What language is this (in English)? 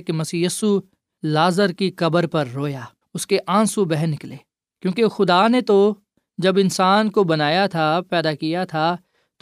Urdu